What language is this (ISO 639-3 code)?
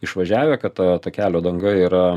lit